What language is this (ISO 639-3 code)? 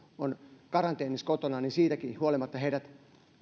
fin